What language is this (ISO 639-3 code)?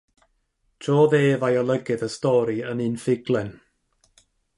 cym